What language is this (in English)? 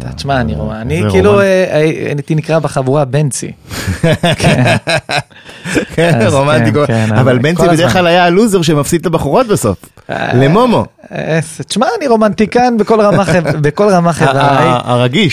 Hebrew